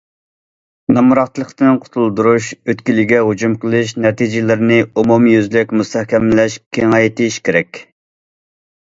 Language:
Uyghur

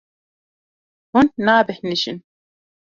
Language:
Kurdish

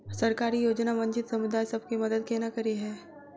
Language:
Maithili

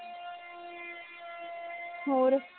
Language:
Punjabi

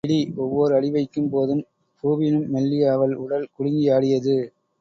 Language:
Tamil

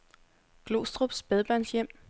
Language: Danish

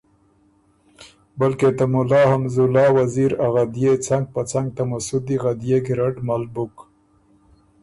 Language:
Ormuri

